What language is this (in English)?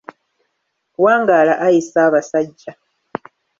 Ganda